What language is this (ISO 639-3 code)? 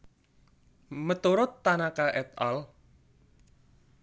jav